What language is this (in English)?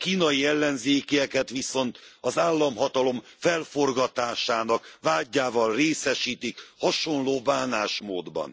Hungarian